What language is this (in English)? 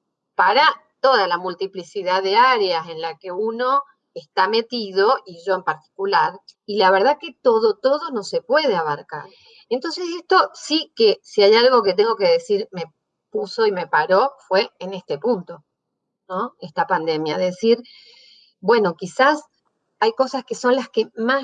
Spanish